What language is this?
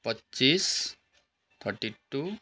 Nepali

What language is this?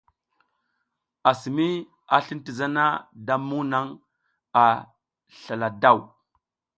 South Giziga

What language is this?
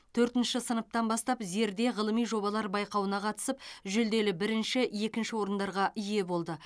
Kazakh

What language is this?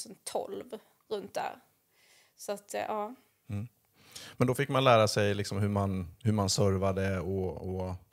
Swedish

